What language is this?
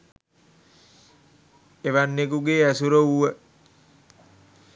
Sinhala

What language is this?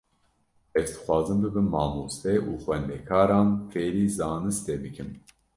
Kurdish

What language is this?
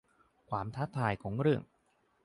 Thai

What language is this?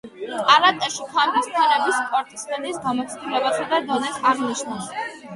Georgian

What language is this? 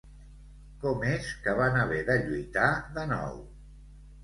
Catalan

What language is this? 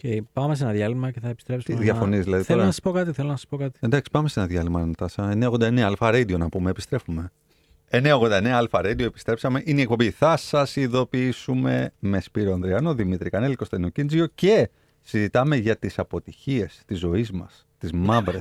Greek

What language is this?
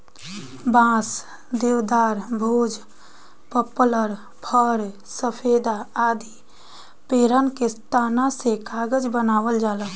Bhojpuri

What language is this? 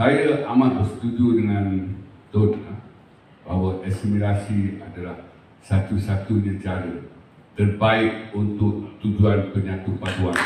Malay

